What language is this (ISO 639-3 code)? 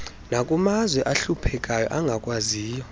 xho